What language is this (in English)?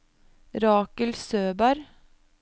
Norwegian